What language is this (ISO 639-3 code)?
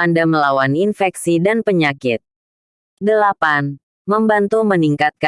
ind